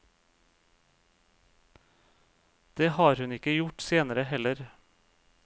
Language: Norwegian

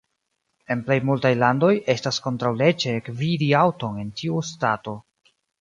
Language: Esperanto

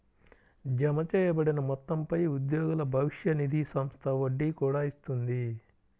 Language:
Telugu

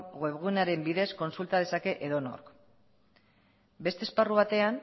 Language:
Basque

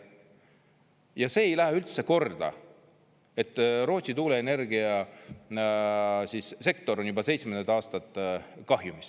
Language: Estonian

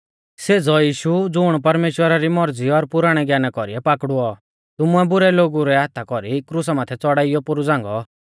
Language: Mahasu Pahari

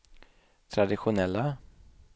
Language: Swedish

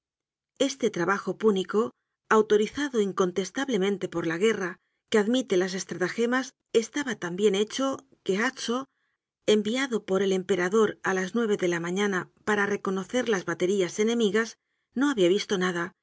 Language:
Spanish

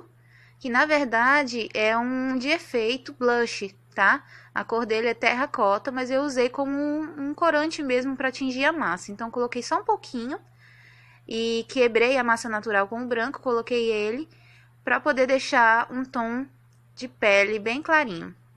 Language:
Portuguese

